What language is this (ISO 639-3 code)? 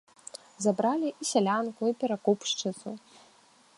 bel